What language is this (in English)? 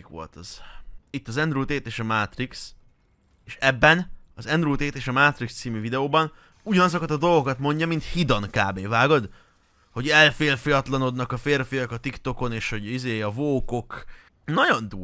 Hungarian